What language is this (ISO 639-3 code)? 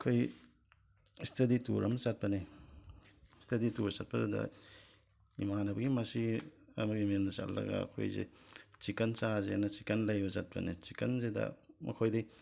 mni